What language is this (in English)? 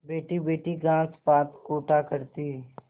Hindi